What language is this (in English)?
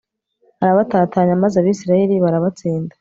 Kinyarwanda